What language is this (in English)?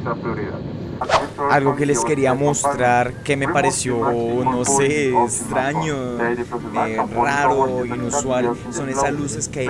Spanish